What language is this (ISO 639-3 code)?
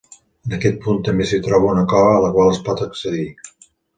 cat